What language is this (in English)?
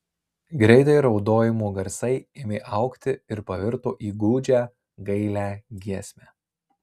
Lithuanian